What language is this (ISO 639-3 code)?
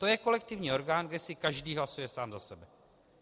ces